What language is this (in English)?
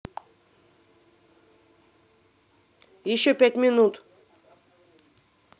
Russian